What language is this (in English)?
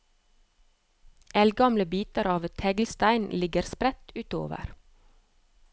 Norwegian